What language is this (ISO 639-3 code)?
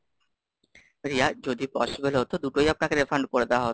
ben